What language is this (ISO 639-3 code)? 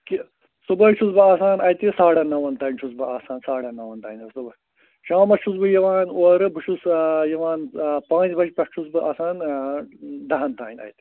kas